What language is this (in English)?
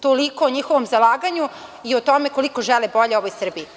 Serbian